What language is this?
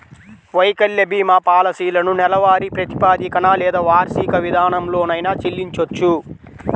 Telugu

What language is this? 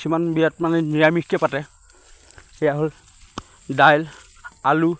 Assamese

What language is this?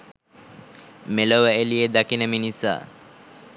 Sinhala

